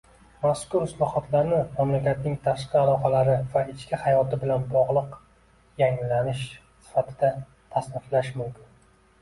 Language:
Uzbek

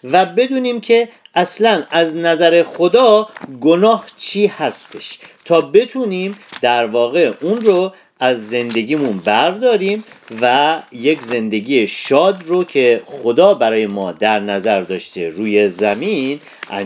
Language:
Persian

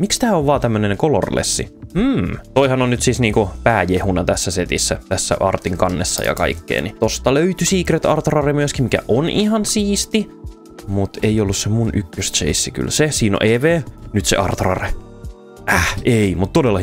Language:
Finnish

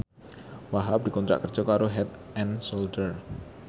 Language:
Javanese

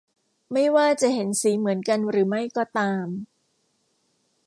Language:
Thai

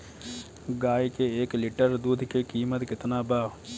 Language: Bhojpuri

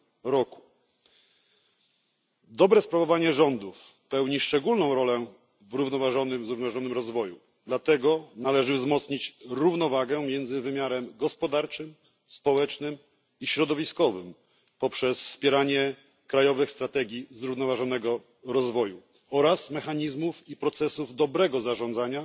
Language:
Polish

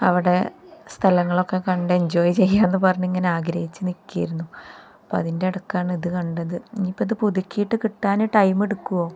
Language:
Malayalam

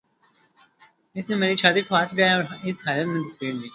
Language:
Urdu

